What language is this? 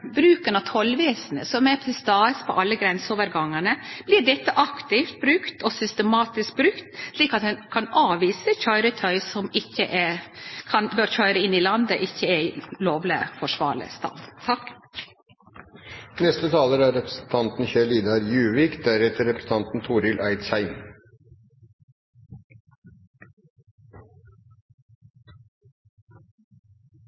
Norwegian Nynorsk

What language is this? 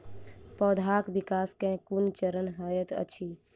Maithili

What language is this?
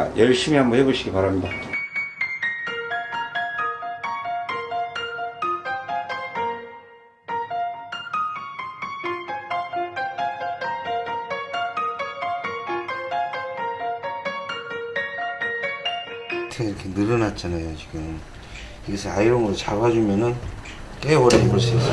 Korean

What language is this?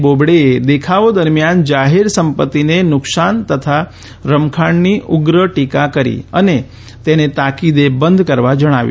Gujarati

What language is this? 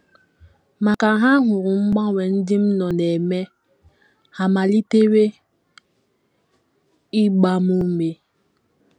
Igbo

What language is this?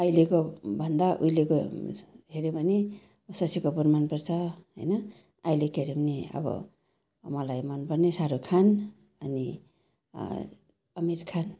Nepali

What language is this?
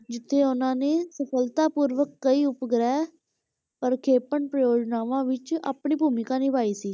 Punjabi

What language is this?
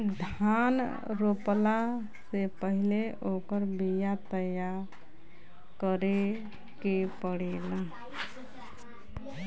Bhojpuri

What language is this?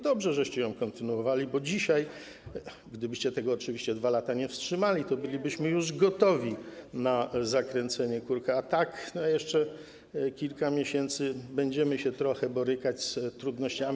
Polish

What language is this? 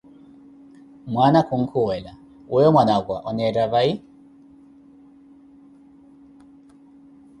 Koti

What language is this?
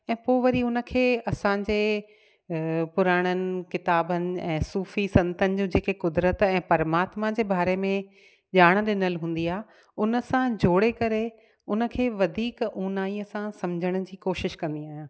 Sindhi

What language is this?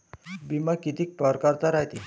Marathi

